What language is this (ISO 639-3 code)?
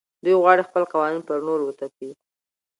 pus